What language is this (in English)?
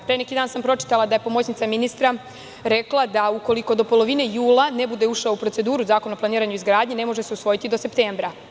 Serbian